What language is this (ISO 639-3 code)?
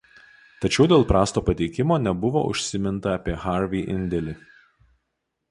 lit